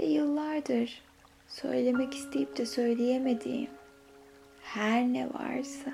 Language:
Turkish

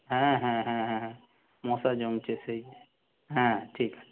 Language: Bangla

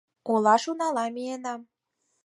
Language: Mari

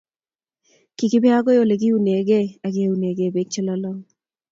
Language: Kalenjin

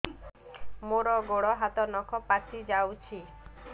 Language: Odia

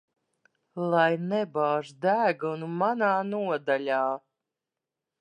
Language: Latvian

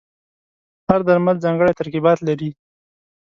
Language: Pashto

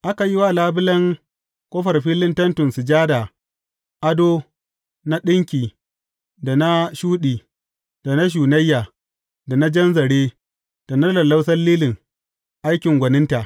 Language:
Hausa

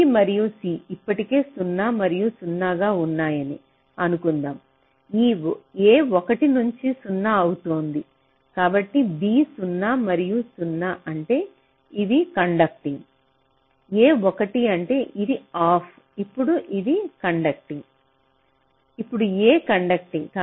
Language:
Telugu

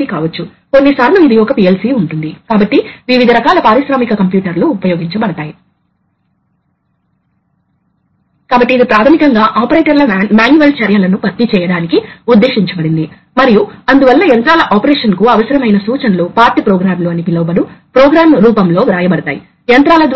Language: Telugu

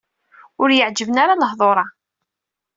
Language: Kabyle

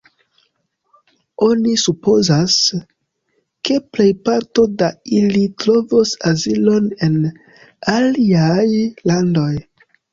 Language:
Esperanto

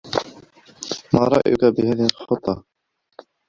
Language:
Arabic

